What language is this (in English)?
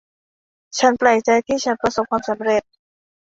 Thai